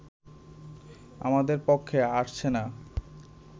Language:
Bangla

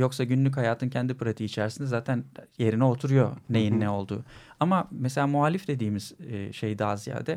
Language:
Turkish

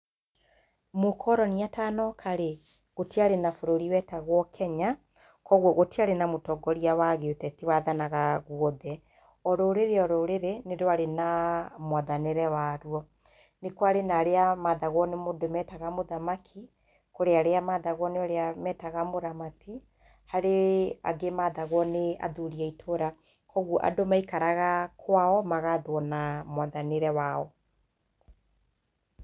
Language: Kikuyu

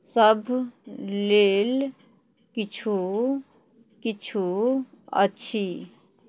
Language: Maithili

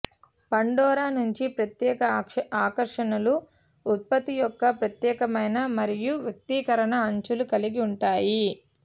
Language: Telugu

